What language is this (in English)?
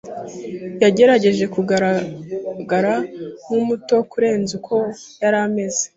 Kinyarwanda